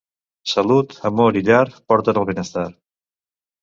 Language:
Catalan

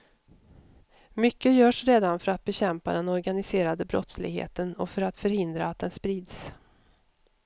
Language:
Swedish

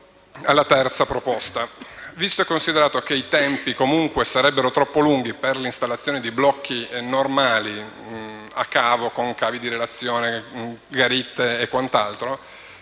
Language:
Italian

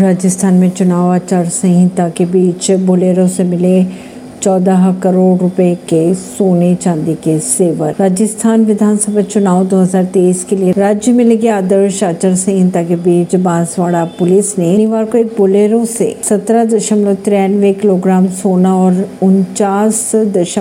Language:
Hindi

